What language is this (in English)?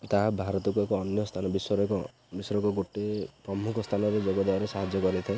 Odia